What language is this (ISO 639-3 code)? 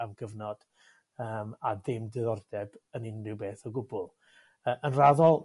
cym